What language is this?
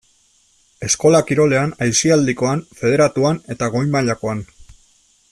Basque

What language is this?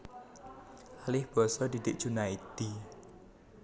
Javanese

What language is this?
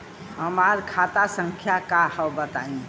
Bhojpuri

